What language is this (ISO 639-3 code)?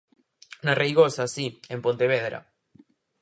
glg